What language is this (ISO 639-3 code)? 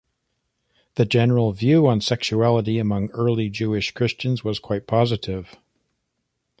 eng